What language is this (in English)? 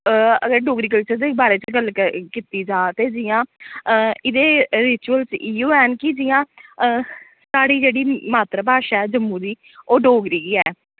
Dogri